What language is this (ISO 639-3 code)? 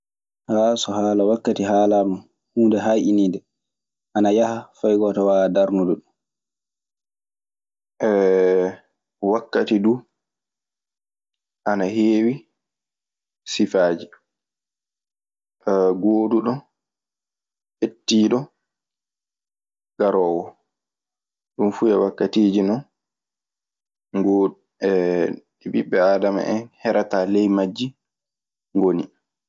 ffm